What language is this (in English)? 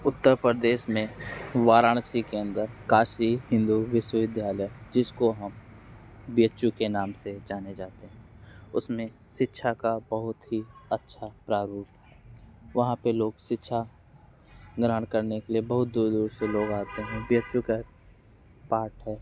Hindi